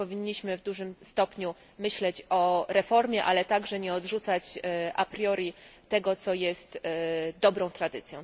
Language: Polish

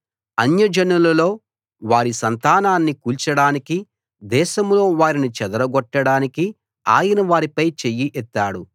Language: Telugu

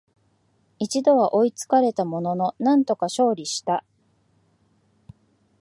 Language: Japanese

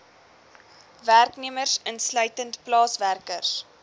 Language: Afrikaans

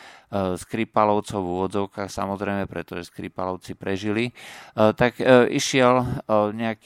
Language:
Slovak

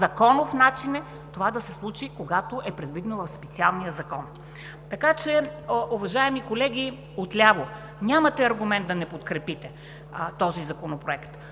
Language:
Bulgarian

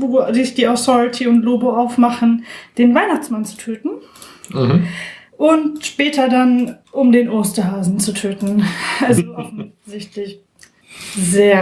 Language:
German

